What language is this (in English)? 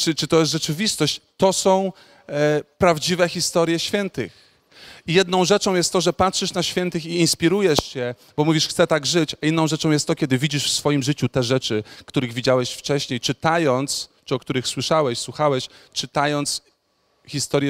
Polish